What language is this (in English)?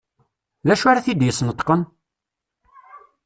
Kabyle